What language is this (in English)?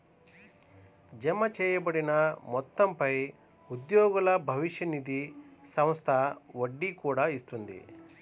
Telugu